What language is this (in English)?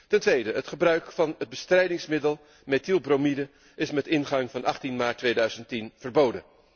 Dutch